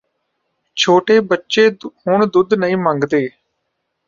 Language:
Punjabi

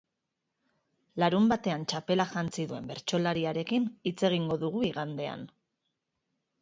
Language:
Basque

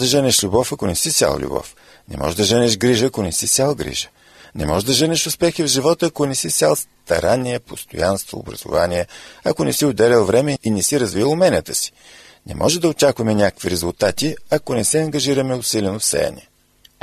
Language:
Bulgarian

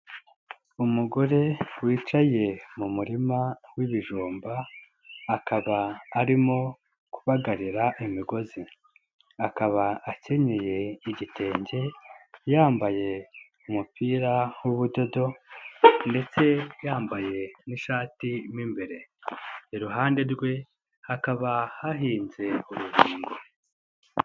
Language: Kinyarwanda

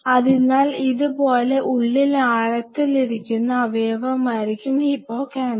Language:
Malayalam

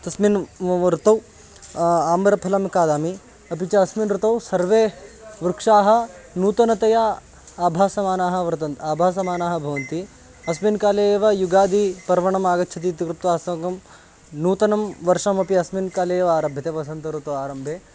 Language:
Sanskrit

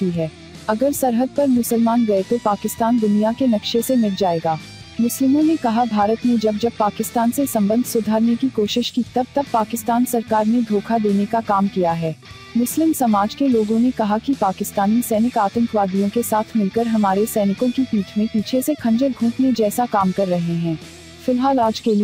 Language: Hindi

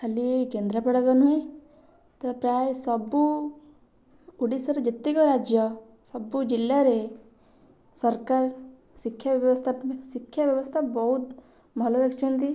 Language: Odia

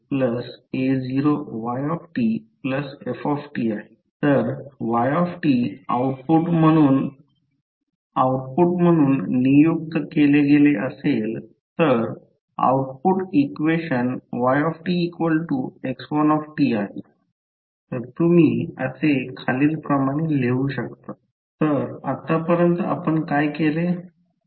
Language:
Marathi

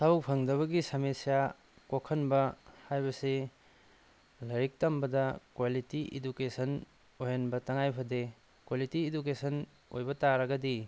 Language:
Manipuri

